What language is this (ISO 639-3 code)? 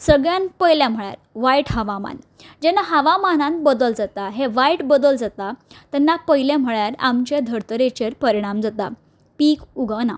kok